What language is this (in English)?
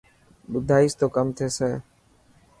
Dhatki